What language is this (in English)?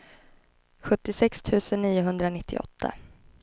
Swedish